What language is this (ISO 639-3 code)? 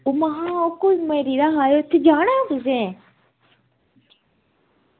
doi